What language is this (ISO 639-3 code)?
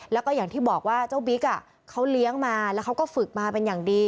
tha